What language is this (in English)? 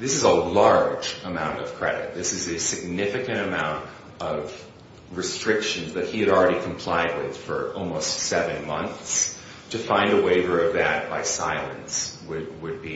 English